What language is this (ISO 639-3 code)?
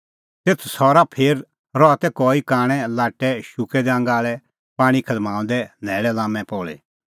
kfx